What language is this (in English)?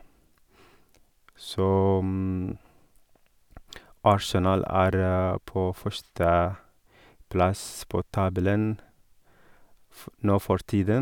Norwegian